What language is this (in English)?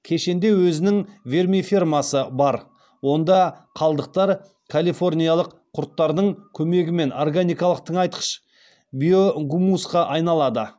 Kazakh